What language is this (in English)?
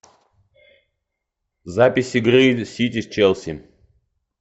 Russian